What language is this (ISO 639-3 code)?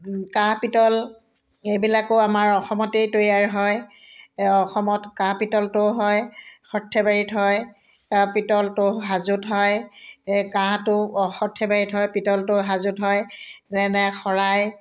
asm